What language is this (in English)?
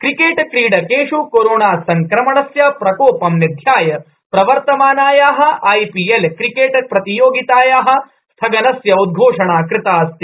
Sanskrit